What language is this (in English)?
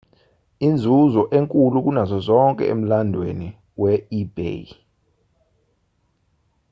Zulu